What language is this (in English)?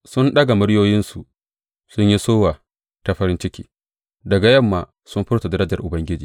Hausa